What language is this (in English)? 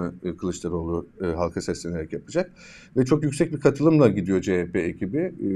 Turkish